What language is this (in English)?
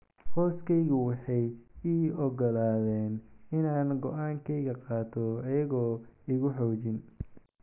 Somali